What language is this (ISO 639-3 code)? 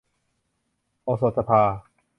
tha